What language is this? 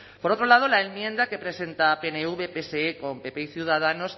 Spanish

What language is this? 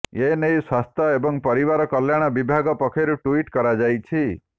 Odia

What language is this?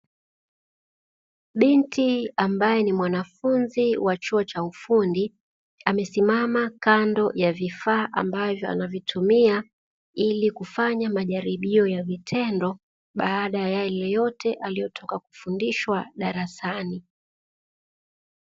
Swahili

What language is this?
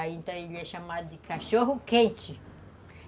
Portuguese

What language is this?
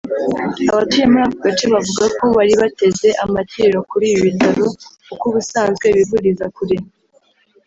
Kinyarwanda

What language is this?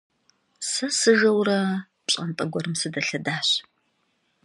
Kabardian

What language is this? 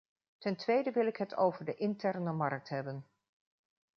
Dutch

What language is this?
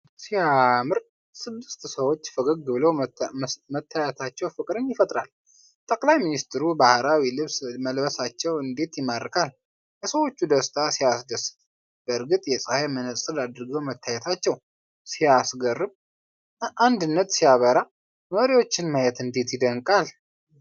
Amharic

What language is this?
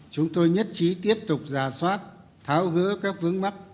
Vietnamese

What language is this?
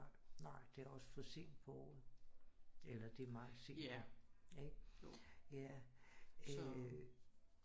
Danish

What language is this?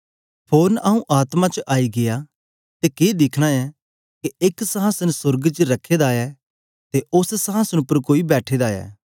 Dogri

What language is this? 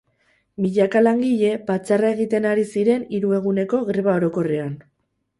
Basque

